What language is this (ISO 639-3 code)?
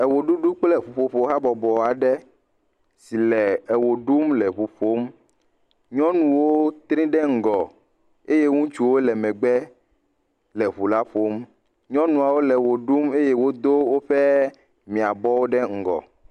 ewe